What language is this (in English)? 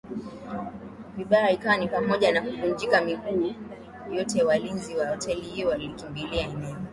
Swahili